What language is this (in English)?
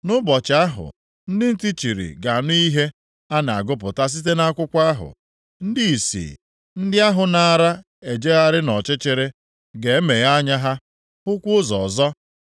Igbo